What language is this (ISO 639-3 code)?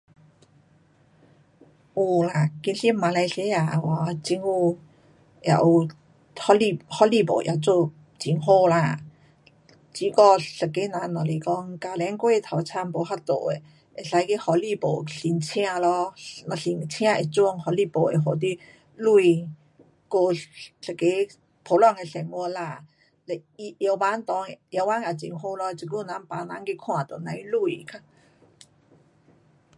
cpx